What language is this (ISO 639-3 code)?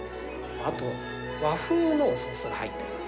jpn